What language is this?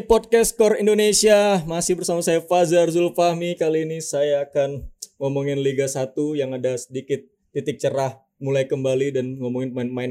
Indonesian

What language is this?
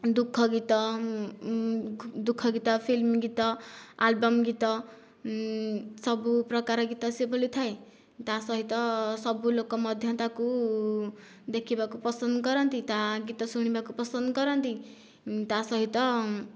Odia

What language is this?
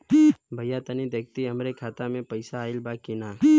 Bhojpuri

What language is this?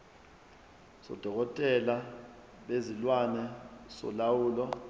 Zulu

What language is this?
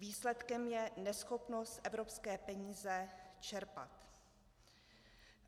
Czech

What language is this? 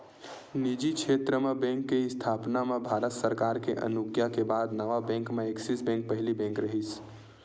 Chhattisgarhi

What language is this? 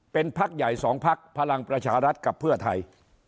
Thai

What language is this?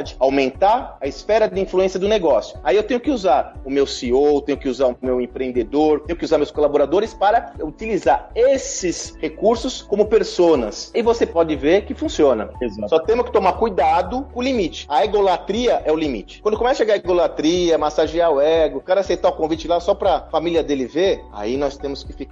Portuguese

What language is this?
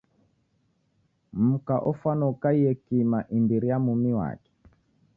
Taita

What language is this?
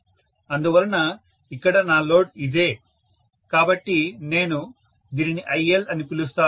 Telugu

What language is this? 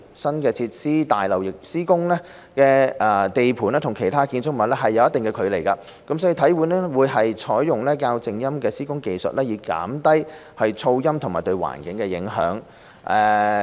Cantonese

